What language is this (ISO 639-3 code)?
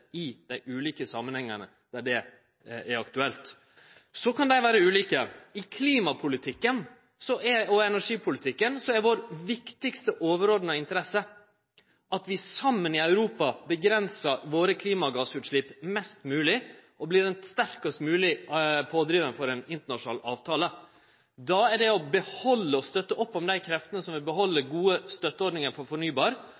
nno